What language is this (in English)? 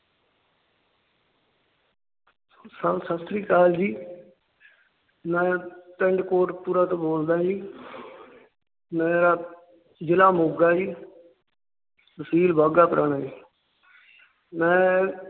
Punjabi